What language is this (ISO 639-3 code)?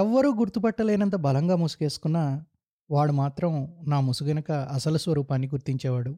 tel